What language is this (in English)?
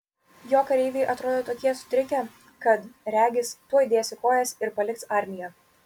Lithuanian